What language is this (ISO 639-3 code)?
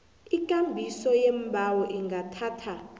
nbl